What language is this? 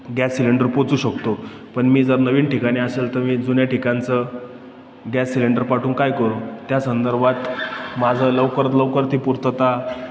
Marathi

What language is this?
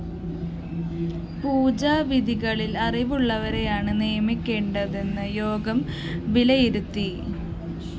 Malayalam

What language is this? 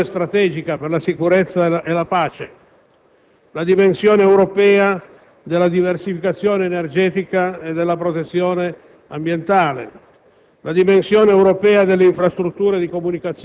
Italian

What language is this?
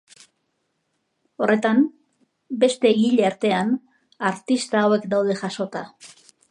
Basque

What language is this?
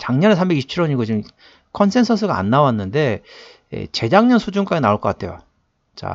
Korean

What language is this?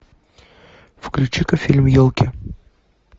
Russian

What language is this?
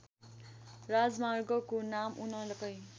Nepali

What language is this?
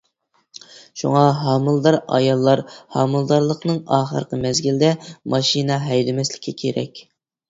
Uyghur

